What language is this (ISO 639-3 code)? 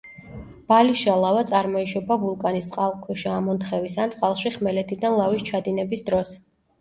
kat